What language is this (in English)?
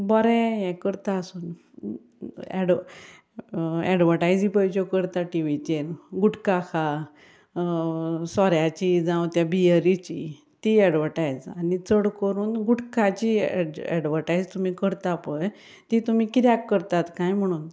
Konkani